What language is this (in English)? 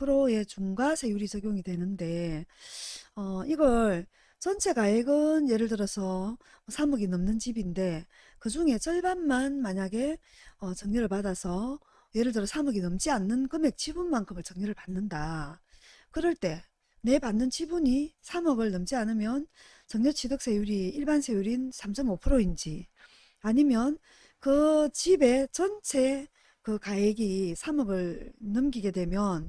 Korean